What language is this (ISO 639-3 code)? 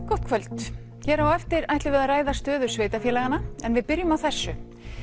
isl